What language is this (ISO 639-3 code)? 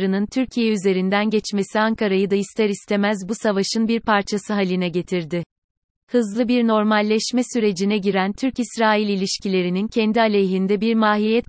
tur